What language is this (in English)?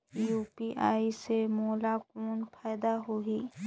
Chhattisgarhi